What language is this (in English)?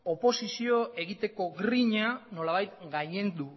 Basque